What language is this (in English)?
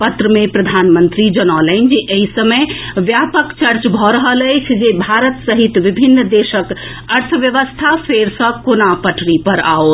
Maithili